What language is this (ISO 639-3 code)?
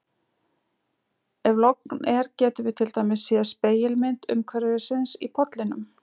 isl